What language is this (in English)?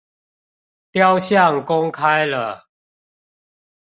Chinese